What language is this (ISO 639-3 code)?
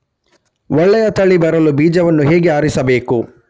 kan